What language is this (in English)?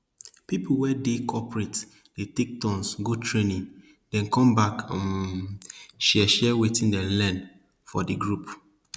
Nigerian Pidgin